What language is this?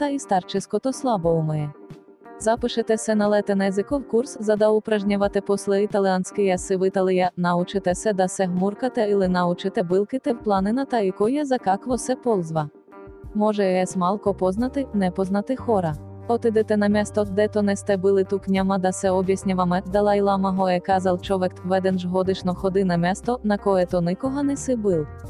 Bulgarian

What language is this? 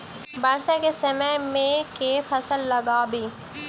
Maithili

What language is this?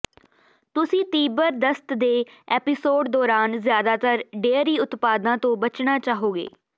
Punjabi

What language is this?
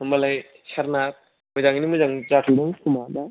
Bodo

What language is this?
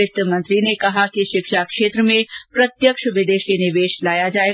Hindi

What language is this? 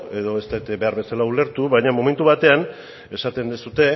Basque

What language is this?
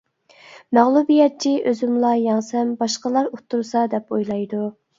Uyghur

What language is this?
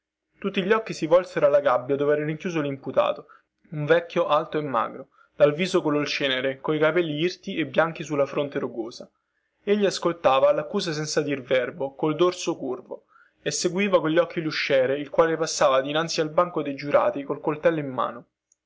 Italian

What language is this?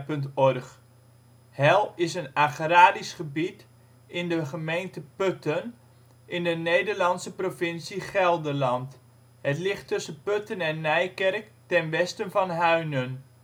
Dutch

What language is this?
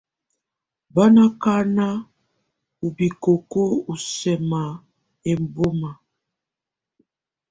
Tunen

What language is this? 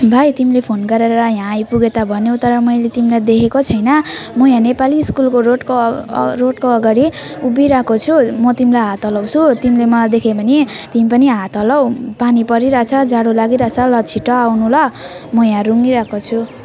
Nepali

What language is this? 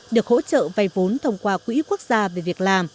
Vietnamese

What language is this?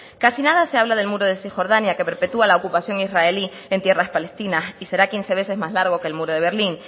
Spanish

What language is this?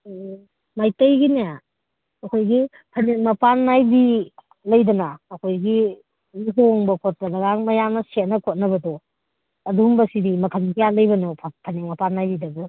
Manipuri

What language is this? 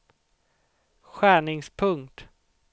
Swedish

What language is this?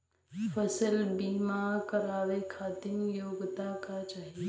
Bhojpuri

